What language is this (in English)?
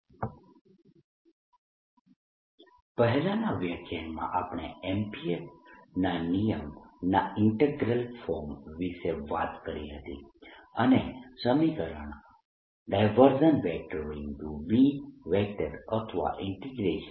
Gujarati